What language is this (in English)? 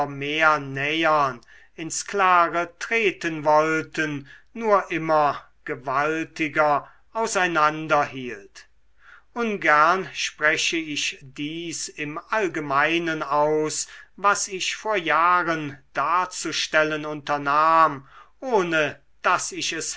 German